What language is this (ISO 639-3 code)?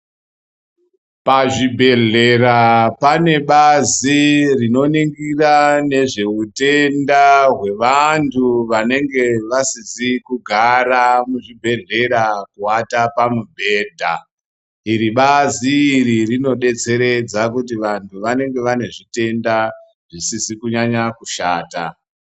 ndc